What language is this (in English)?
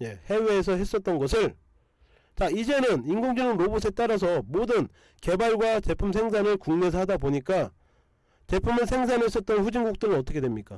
Korean